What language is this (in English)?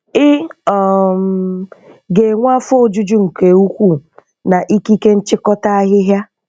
Igbo